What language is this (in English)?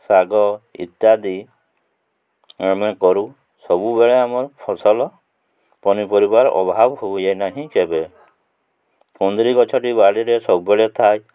Odia